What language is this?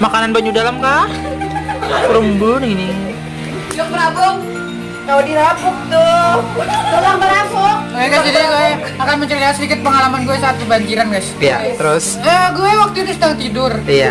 Indonesian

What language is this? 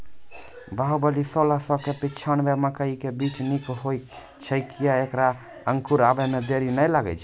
Maithili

